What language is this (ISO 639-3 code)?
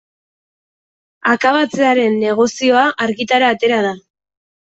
eus